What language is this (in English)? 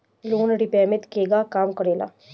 Bhojpuri